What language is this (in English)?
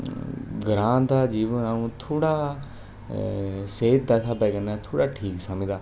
Dogri